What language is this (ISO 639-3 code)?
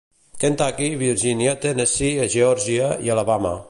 cat